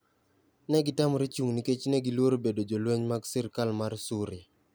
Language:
Luo (Kenya and Tanzania)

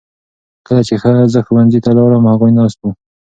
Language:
Pashto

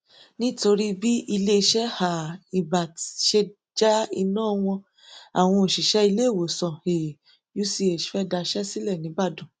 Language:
Yoruba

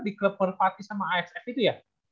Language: Indonesian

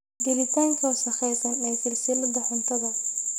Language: Somali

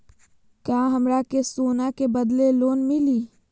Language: Magahi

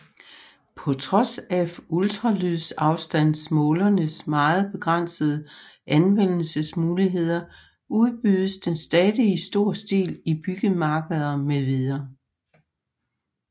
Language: Danish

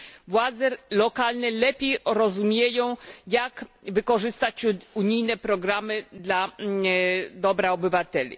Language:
Polish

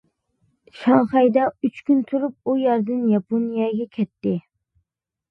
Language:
Uyghur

